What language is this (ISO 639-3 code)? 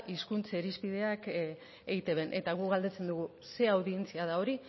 eus